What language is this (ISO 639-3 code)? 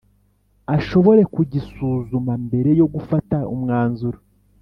kin